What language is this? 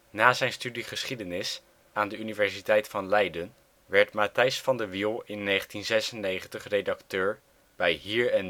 Dutch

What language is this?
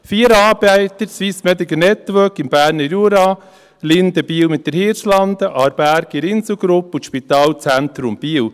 Swiss German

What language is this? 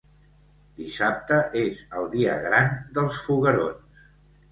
Catalan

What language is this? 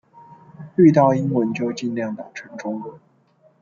Chinese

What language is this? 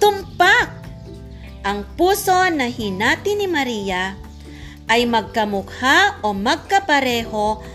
Filipino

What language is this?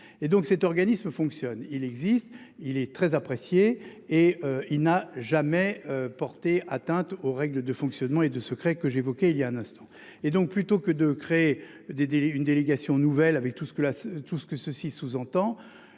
French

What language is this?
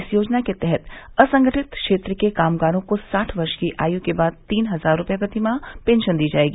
Hindi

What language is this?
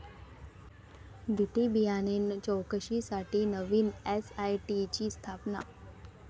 Marathi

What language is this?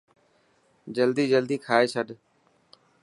Dhatki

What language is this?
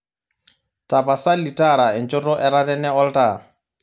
Masai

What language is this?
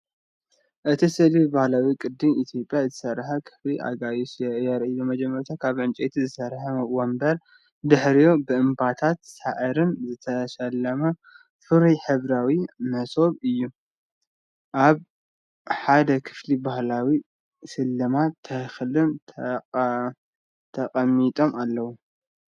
Tigrinya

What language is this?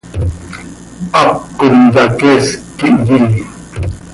Seri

